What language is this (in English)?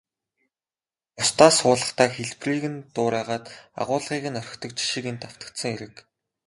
Mongolian